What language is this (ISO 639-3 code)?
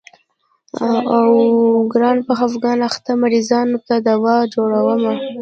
pus